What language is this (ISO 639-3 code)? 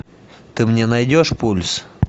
rus